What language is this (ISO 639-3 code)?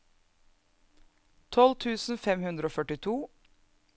nor